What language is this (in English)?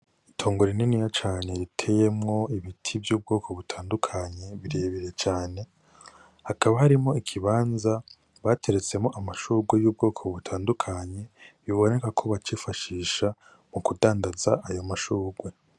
Rundi